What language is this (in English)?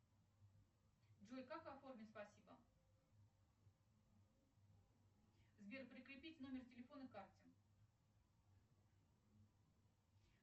Russian